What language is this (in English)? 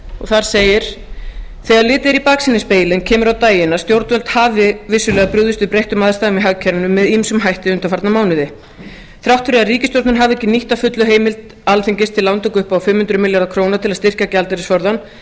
Icelandic